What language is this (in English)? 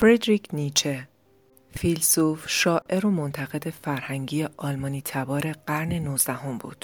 Persian